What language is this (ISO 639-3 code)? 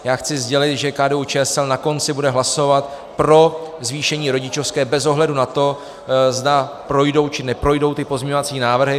ces